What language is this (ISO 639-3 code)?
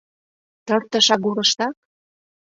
chm